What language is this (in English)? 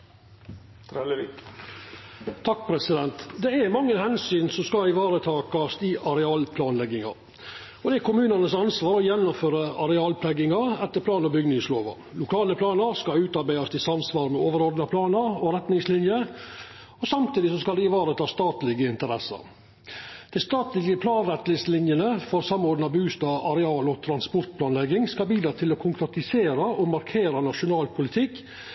Norwegian Nynorsk